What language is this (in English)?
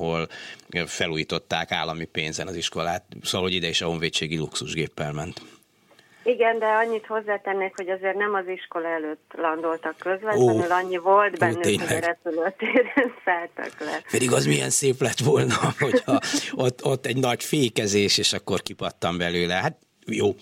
Hungarian